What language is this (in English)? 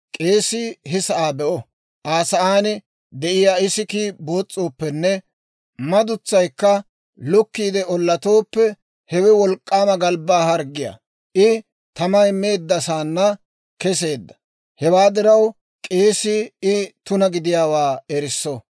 Dawro